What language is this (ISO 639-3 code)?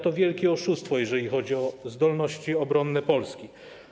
pol